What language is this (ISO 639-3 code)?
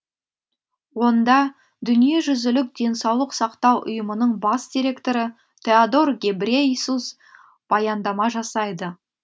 kaz